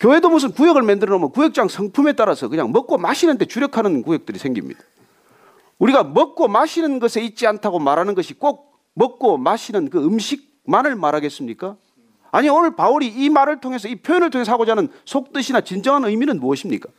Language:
Korean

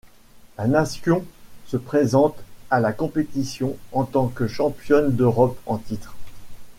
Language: French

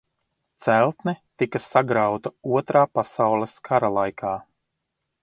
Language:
Latvian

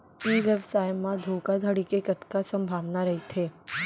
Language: Chhattisgarhi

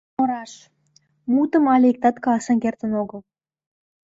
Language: Mari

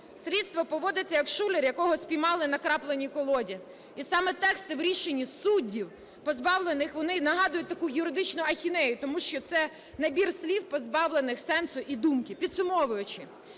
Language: Ukrainian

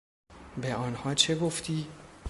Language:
Persian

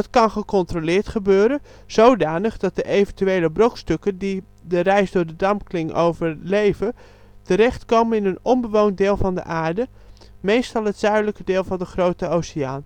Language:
Dutch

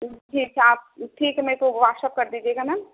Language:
Urdu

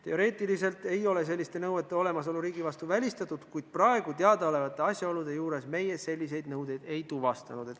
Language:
Estonian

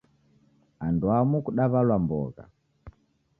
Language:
Taita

